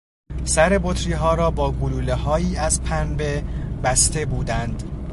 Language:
Persian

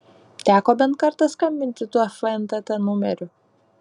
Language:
Lithuanian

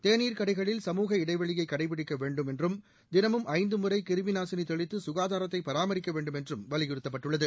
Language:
Tamil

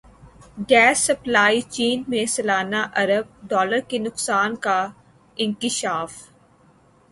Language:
Urdu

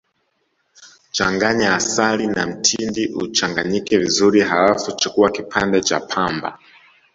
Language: Swahili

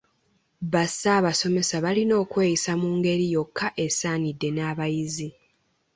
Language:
Ganda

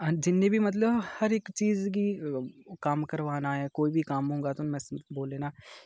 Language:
Dogri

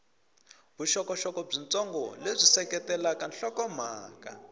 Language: Tsonga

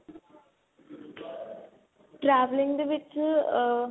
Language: Punjabi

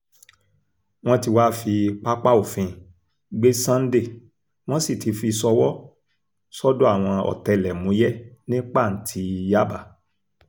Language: Yoruba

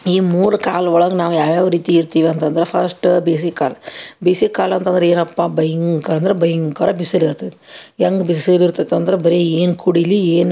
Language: Kannada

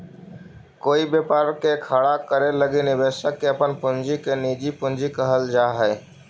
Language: Magahi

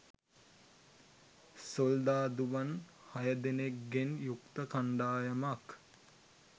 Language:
Sinhala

